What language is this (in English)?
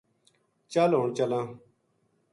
Gujari